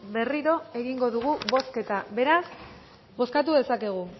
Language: Basque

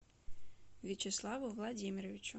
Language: Russian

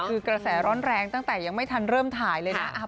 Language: Thai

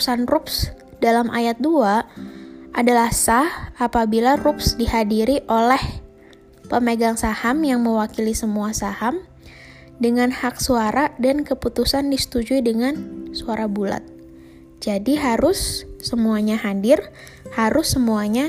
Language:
Indonesian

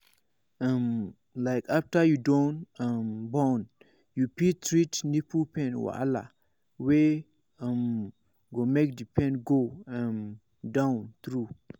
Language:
Nigerian Pidgin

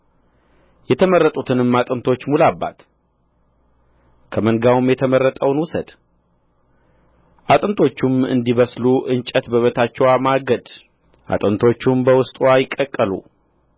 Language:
Amharic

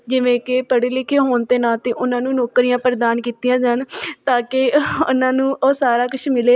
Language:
Punjabi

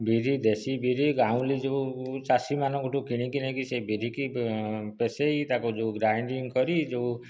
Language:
Odia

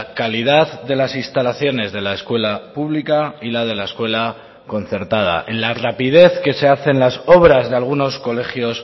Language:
Spanish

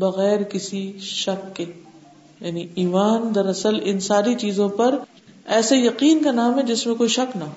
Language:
Urdu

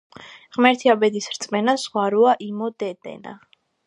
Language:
Georgian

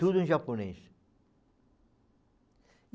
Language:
Portuguese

